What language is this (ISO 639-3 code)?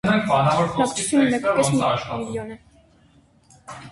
hye